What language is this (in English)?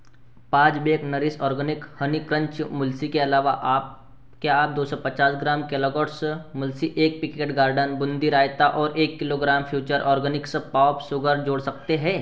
Hindi